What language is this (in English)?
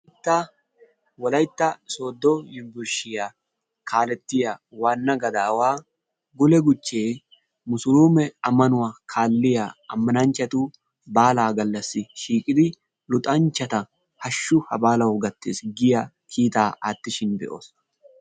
Wolaytta